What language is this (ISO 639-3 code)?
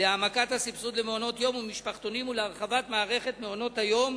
heb